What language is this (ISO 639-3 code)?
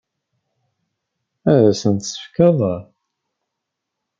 kab